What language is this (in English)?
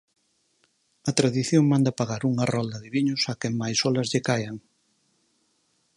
Galician